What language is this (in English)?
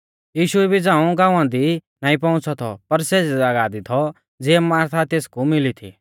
Mahasu Pahari